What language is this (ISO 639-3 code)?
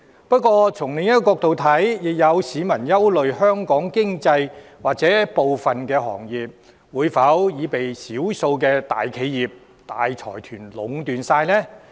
yue